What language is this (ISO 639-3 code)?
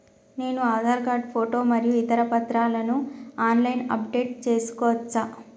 tel